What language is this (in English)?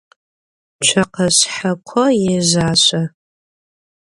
Adyghe